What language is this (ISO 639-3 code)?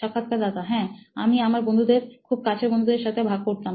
ben